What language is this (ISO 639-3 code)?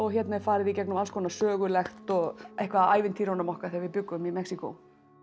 isl